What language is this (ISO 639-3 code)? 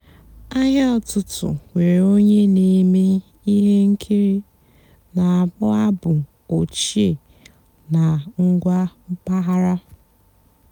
ibo